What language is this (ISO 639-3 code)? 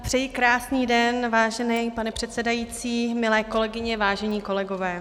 ces